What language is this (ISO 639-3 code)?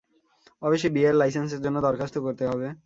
ben